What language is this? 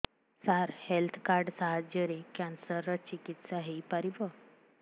Odia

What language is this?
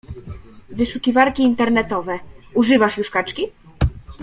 Polish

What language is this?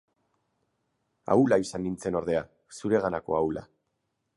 Basque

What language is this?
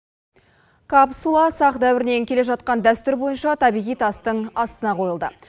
Kazakh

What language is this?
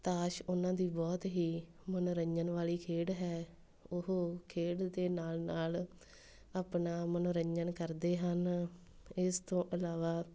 Punjabi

